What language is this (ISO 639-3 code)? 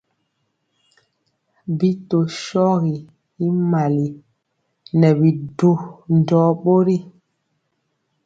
mcx